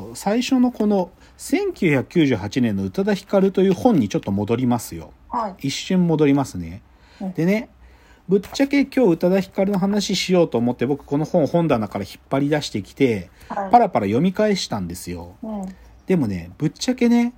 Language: Japanese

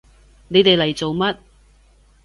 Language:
Cantonese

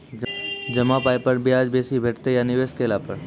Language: Maithili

